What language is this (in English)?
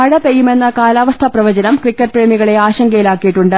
Malayalam